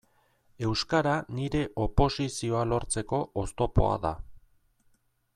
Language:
Basque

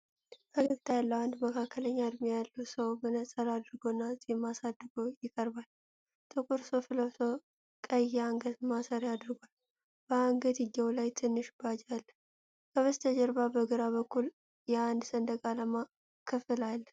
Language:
Amharic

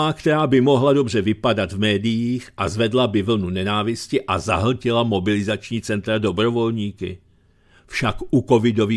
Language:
Czech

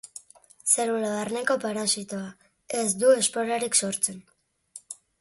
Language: Basque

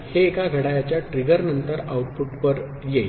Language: Marathi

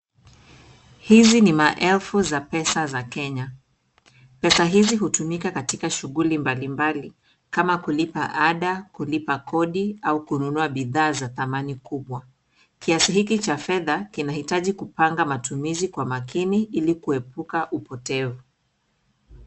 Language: Swahili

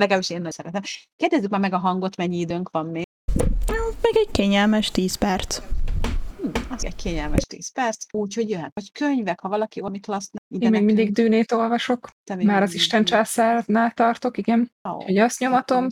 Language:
Hungarian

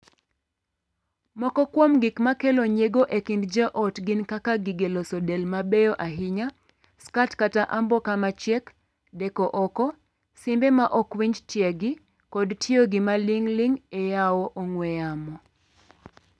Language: Luo (Kenya and Tanzania)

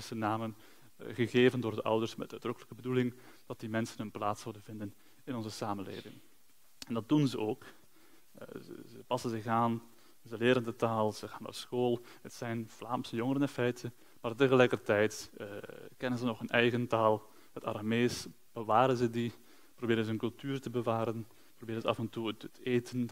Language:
Dutch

